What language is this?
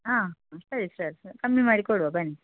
Kannada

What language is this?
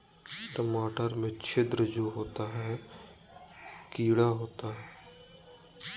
Magahi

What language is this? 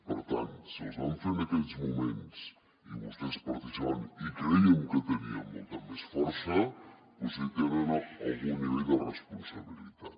Catalan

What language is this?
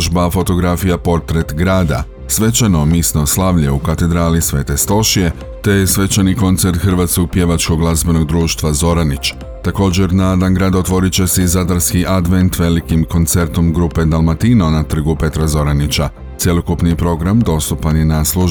Croatian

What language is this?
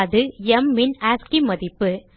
Tamil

